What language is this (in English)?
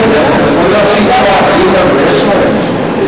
Hebrew